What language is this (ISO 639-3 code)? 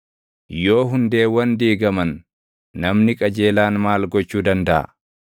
orm